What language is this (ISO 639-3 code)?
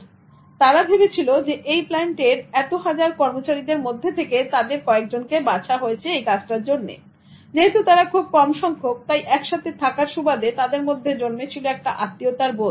ben